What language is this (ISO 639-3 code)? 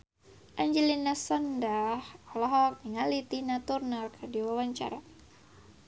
sun